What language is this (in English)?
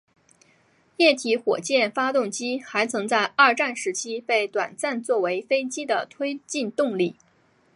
Chinese